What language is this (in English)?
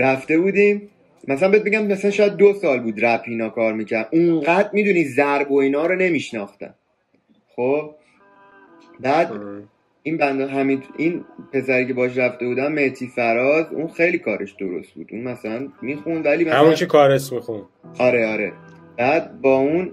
Persian